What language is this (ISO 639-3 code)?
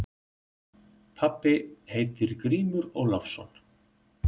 isl